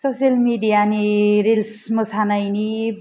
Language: Bodo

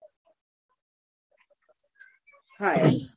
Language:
Gujarati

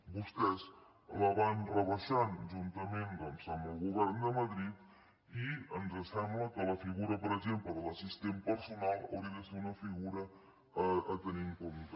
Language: Catalan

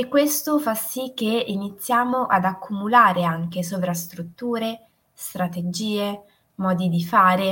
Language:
Italian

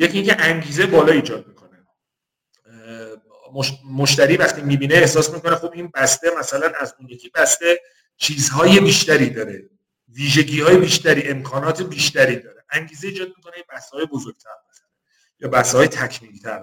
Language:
Persian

